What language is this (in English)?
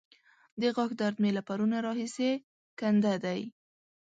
Pashto